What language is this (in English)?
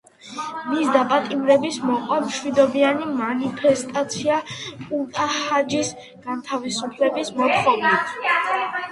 Georgian